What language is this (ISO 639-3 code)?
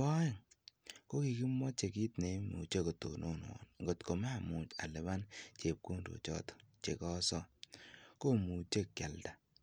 kln